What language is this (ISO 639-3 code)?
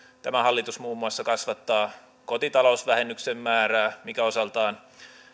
fin